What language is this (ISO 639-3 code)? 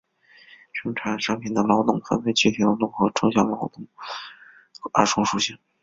zho